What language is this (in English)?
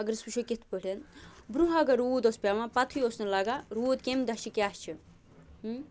Kashmiri